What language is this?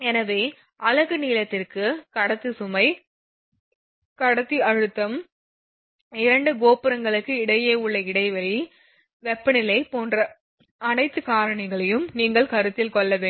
Tamil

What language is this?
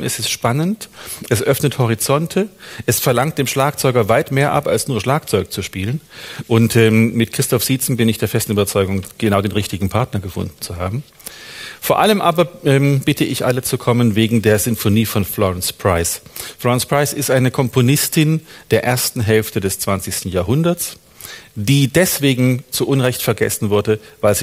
German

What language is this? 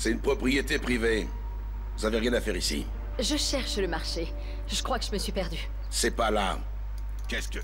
French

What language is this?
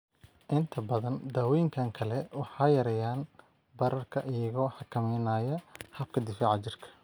Somali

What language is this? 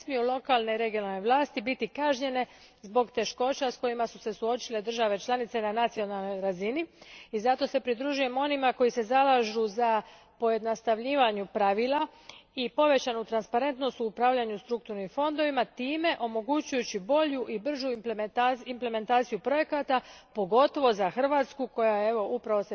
Croatian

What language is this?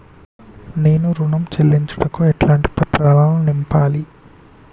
Telugu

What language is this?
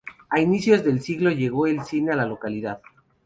Spanish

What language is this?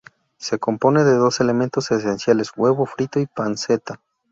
Spanish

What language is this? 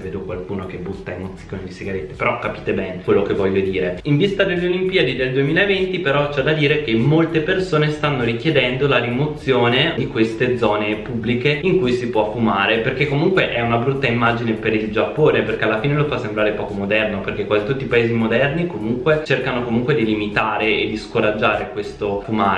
Italian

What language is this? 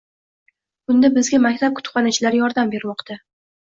Uzbek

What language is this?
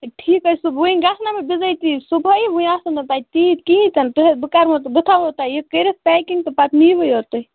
Kashmiri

